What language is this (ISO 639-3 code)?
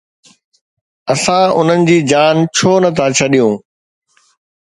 snd